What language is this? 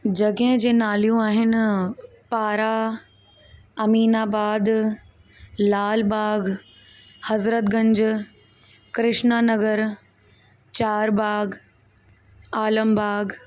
Sindhi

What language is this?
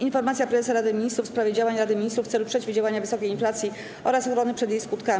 Polish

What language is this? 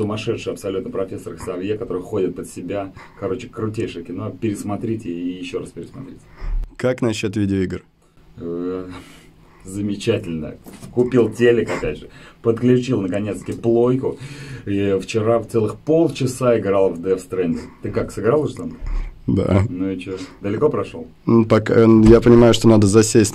Russian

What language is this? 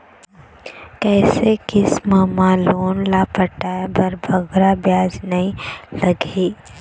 Chhattisgarhi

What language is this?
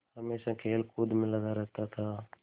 Hindi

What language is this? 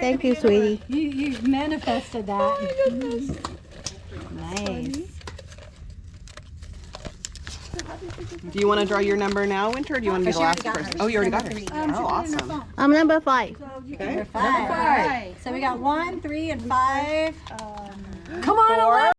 English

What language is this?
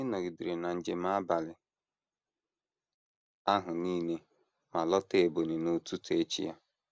Igbo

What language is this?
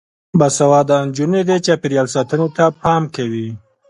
Pashto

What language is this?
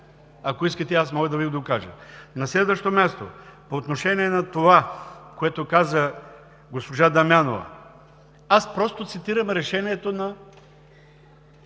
Bulgarian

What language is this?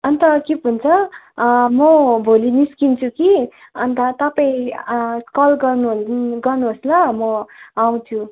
Nepali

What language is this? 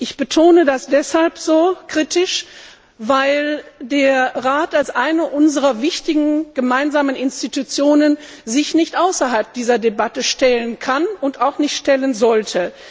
German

